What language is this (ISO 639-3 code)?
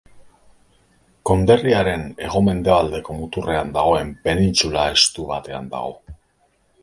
eus